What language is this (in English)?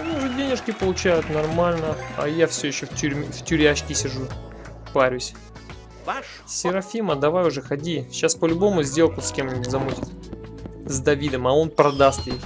Russian